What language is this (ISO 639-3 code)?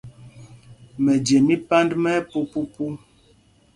mgg